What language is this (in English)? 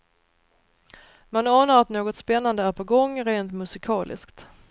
Swedish